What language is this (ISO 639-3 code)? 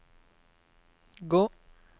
nor